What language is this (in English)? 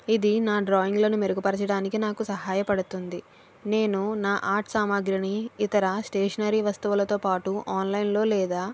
Telugu